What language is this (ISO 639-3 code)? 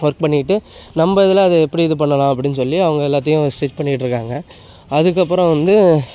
tam